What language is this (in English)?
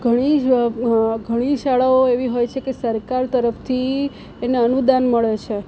Gujarati